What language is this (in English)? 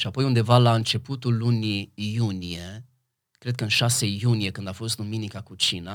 Romanian